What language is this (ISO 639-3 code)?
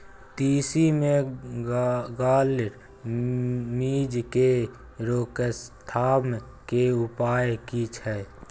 mai